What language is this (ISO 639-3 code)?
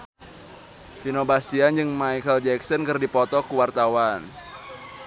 sun